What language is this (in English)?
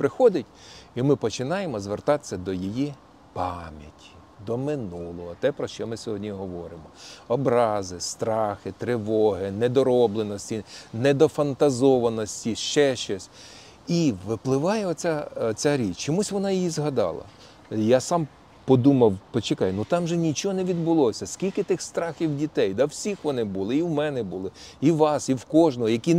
Ukrainian